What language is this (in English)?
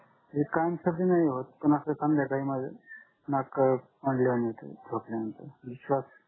Marathi